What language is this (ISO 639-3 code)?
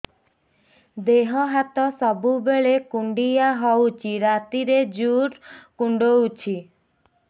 ori